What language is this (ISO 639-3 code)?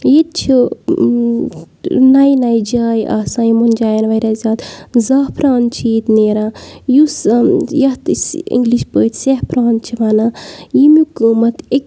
kas